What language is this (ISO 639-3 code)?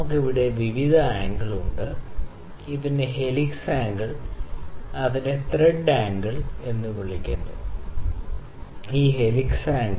mal